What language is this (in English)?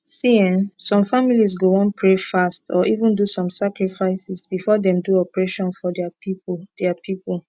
Nigerian Pidgin